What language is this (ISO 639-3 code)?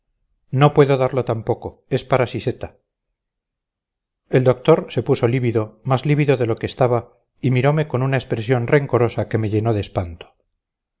spa